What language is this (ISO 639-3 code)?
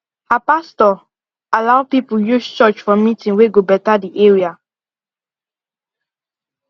pcm